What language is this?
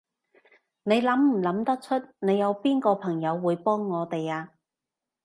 Cantonese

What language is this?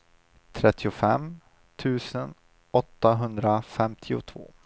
Swedish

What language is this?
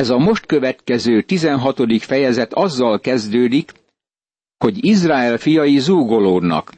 Hungarian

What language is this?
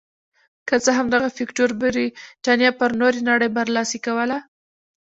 Pashto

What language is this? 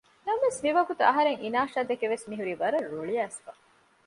Divehi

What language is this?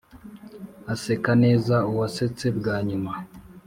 Kinyarwanda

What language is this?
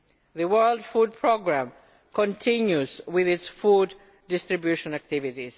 English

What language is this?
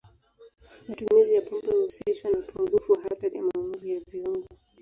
Swahili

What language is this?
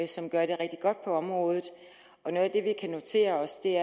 Danish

